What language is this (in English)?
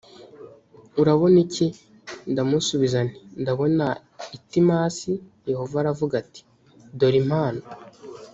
Kinyarwanda